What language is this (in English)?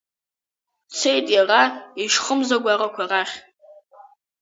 Abkhazian